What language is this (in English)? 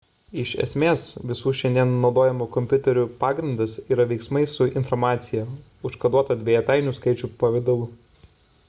Lithuanian